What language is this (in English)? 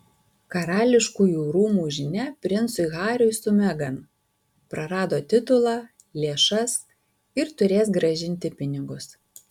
Lithuanian